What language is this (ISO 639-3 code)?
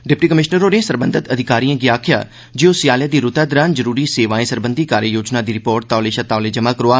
doi